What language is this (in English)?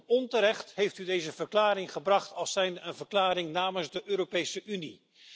Dutch